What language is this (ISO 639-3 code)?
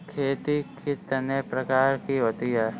hin